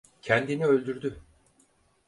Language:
Turkish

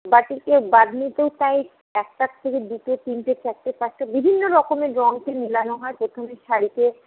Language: Bangla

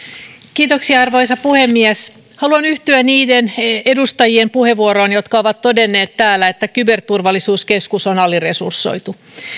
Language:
Finnish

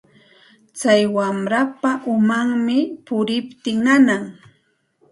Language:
Santa Ana de Tusi Pasco Quechua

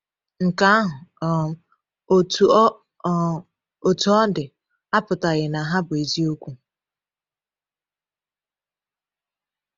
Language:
Igbo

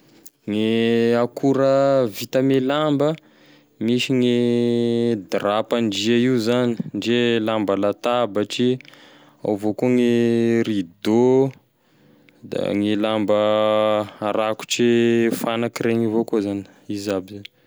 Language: Tesaka Malagasy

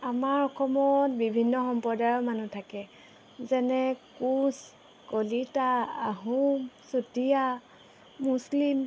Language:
Assamese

